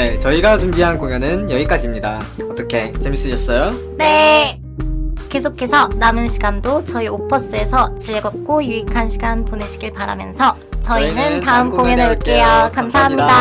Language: Korean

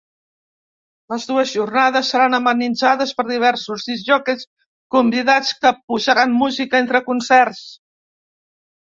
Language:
Catalan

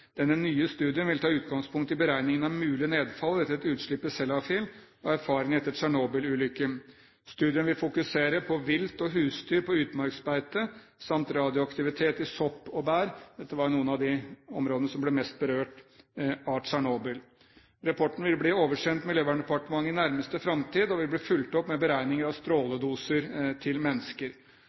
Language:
Norwegian Bokmål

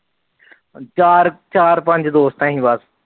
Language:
Punjabi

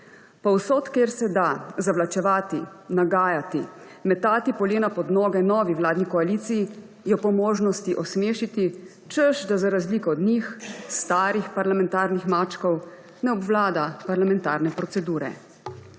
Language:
Slovenian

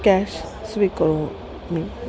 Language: Sanskrit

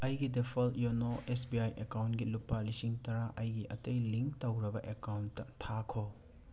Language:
Manipuri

